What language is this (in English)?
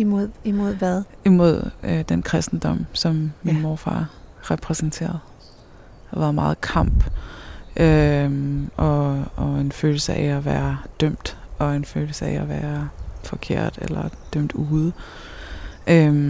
Danish